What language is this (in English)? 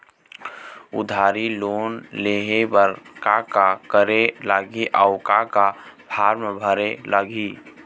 Chhattisgarhi